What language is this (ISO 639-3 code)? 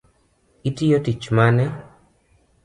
luo